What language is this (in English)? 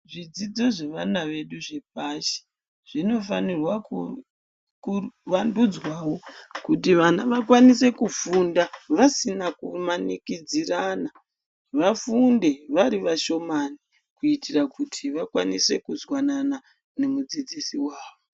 Ndau